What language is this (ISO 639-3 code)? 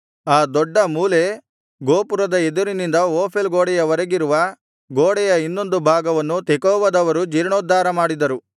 kan